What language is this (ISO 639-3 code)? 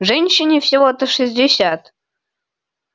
rus